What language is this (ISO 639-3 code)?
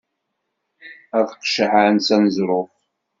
kab